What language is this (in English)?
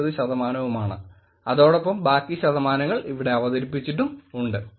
Malayalam